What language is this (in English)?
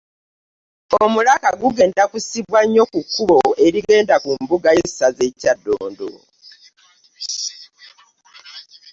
Ganda